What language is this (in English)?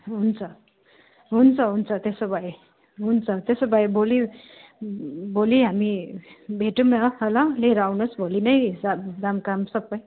Nepali